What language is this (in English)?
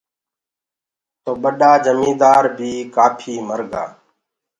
Gurgula